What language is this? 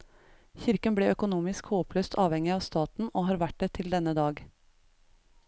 Norwegian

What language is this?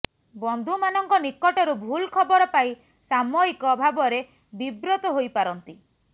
Odia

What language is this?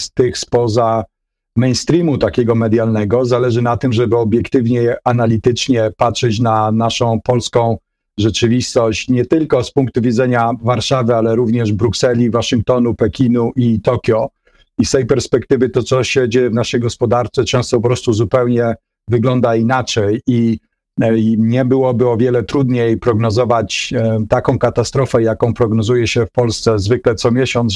Polish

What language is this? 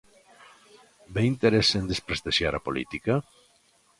Galician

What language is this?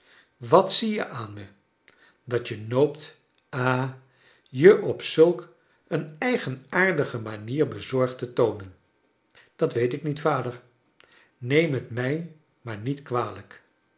Dutch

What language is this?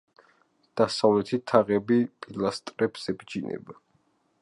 Georgian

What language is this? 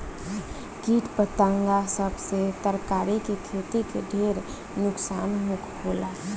Bhojpuri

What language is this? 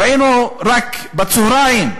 Hebrew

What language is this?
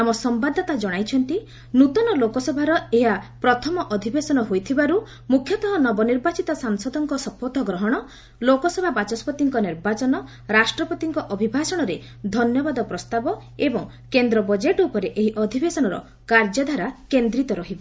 Odia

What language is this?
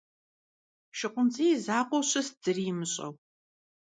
Kabardian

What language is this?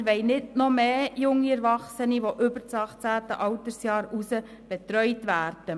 Swiss German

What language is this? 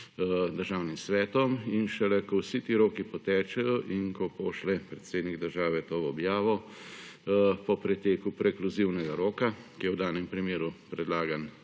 Slovenian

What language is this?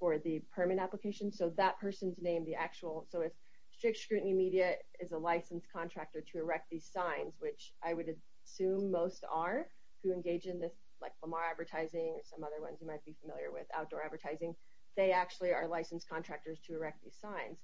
English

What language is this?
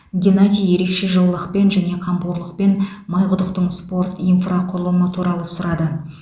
Kazakh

